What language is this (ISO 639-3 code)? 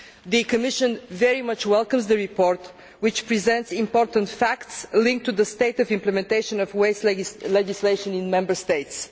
eng